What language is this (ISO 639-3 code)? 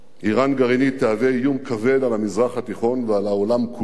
heb